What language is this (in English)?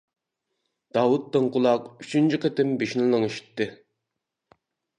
Uyghur